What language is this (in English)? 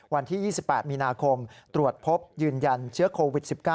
Thai